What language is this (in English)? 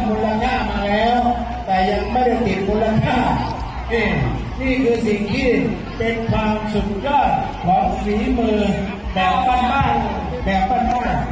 Thai